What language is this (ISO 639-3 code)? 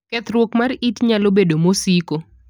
luo